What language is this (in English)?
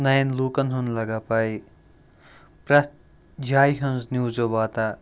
Kashmiri